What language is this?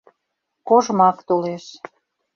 Mari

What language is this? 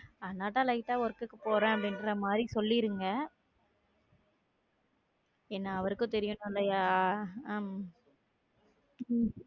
Tamil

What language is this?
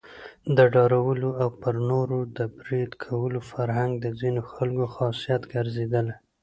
Pashto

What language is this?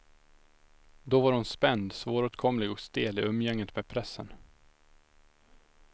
Swedish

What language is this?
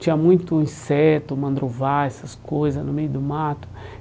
Portuguese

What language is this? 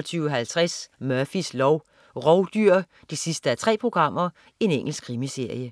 Danish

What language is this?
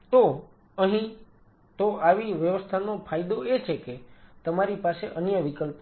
Gujarati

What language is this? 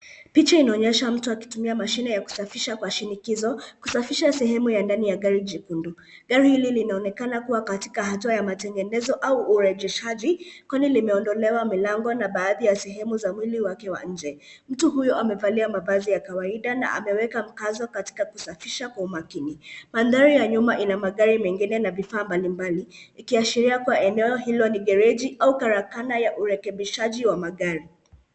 Swahili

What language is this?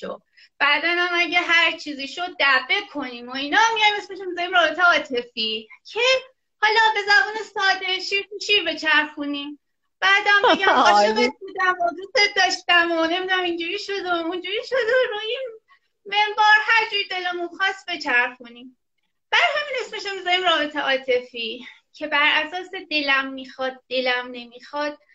Persian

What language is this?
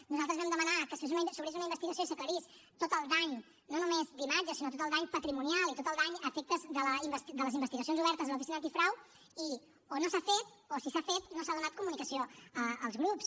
Catalan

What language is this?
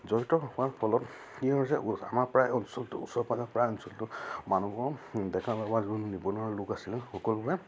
Assamese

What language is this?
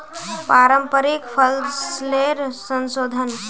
Magahi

